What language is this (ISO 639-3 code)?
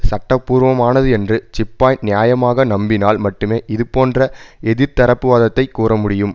tam